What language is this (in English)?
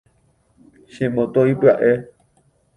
Guarani